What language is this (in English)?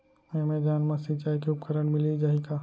Chhattisgarhi